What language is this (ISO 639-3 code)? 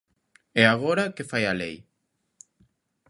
glg